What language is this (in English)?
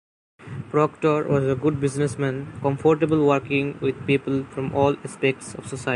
English